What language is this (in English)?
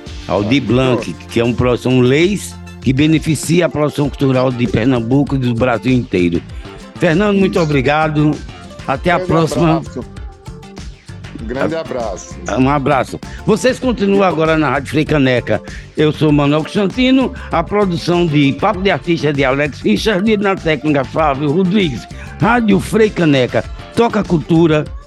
Portuguese